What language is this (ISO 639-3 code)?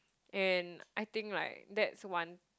eng